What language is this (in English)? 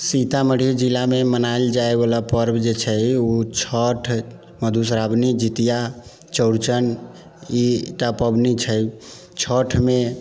Maithili